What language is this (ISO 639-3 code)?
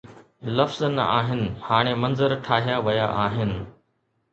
snd